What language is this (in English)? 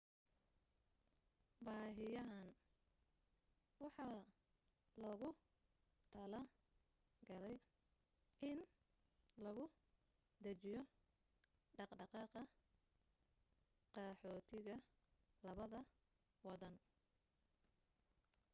Somali